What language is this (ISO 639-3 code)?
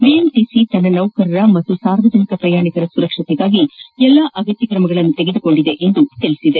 kan